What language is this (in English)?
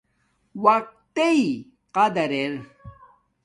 Domaaki